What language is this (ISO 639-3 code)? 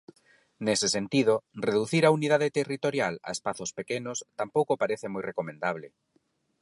glg